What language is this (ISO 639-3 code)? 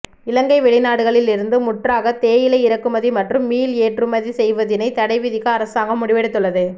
tam